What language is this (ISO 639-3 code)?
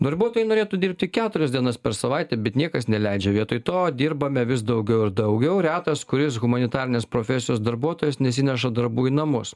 lit